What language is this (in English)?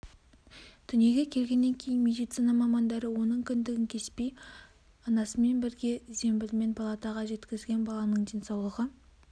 Kazakh